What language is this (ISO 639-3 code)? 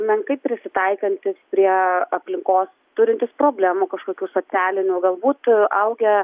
lit